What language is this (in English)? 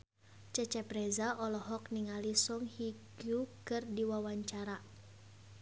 Sundanese